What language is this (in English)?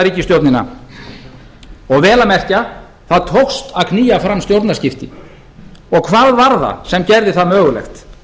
Icelandic